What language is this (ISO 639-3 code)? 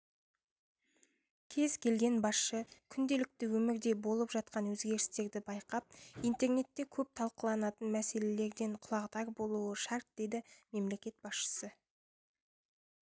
kaz